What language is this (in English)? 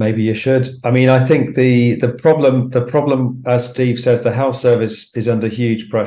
English